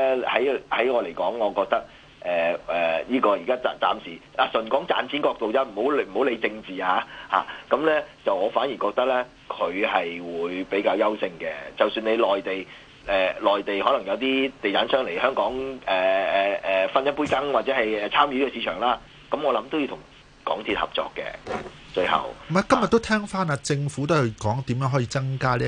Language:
Chinese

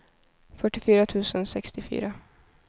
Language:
Swedish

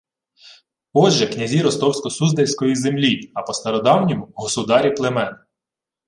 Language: Ukrainian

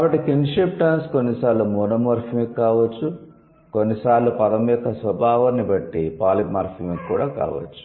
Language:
Telugu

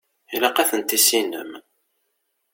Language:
Kabyle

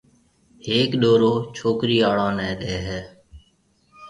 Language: Marwari (Pakistan)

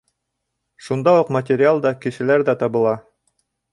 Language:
Bashkir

